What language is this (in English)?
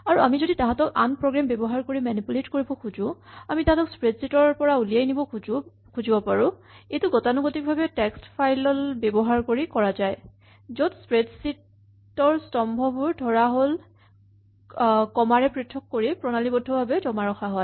Assamese